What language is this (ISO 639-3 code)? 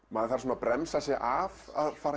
isl